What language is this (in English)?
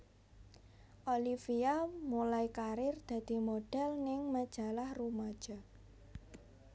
Javanese